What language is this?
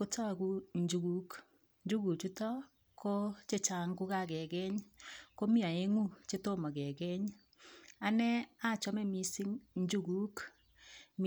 Kalenjin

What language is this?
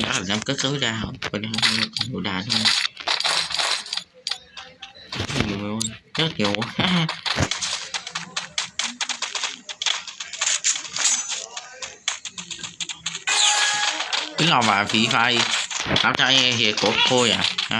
Vietnamese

